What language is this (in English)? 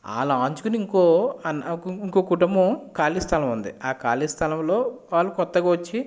Telugu